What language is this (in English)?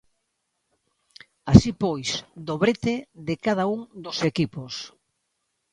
Galician